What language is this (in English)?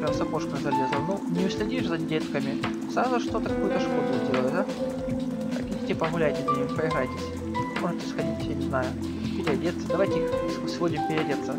Russian